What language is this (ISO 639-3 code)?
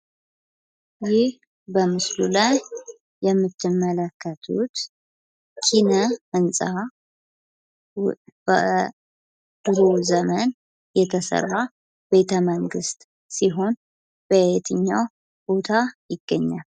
amh